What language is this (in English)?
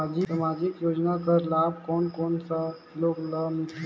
Chhattisgarhi